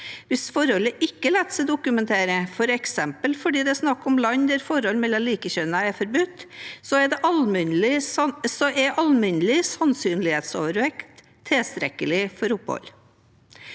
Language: Norwegian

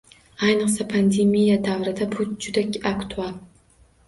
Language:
Uzbek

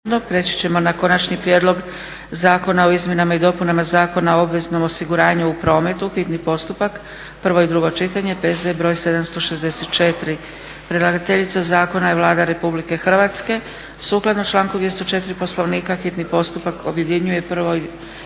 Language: Croatian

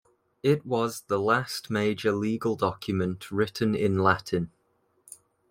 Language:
English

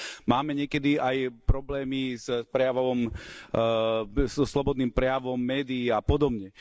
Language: Slovak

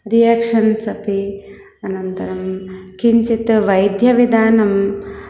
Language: Sanskrit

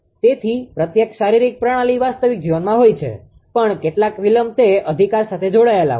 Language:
Gujarati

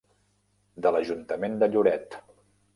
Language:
Catalan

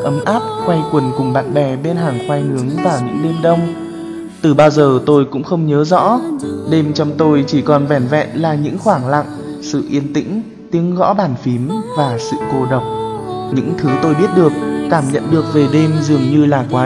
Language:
Vietnamese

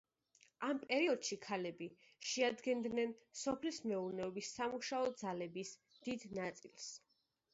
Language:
Georgian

